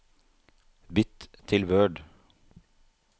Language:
Norwegian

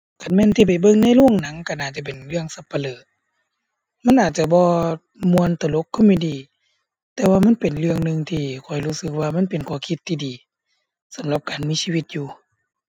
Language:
Thai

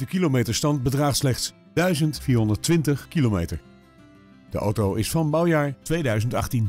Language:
Dutch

